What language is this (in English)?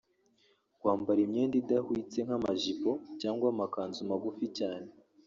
Kinyarwanda